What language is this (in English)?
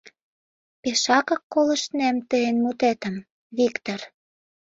Mari